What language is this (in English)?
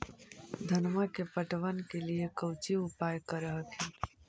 Magahi